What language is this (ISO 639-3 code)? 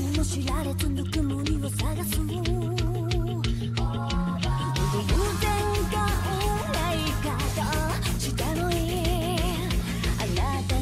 vie